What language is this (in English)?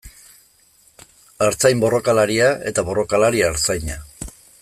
Basque